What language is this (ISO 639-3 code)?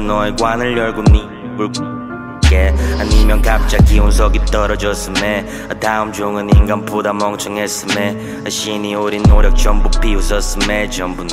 kor